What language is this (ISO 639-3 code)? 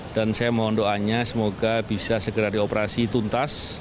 ind